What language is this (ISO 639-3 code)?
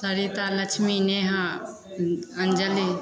mai